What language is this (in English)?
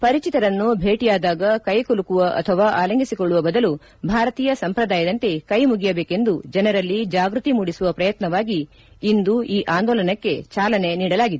Kannada